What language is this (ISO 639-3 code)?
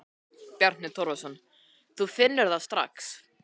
isl